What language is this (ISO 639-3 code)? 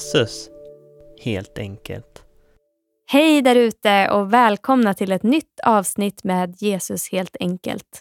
swe